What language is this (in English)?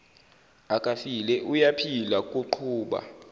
Zulu